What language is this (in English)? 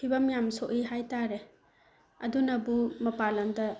Manipuri